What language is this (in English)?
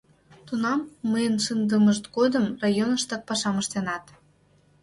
Mari